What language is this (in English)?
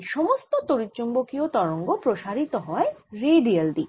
Bangla